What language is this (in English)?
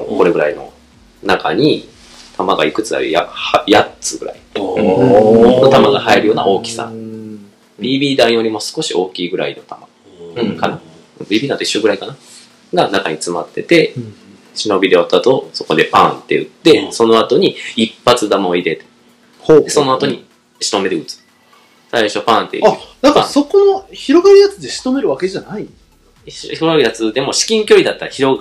Japanese